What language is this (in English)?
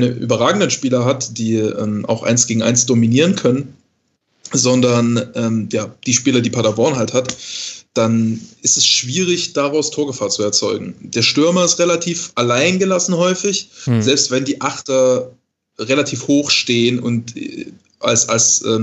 German